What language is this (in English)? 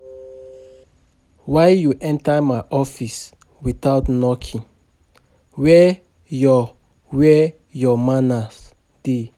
Nigerian Pidgin